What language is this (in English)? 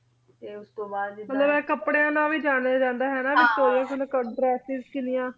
Punjabi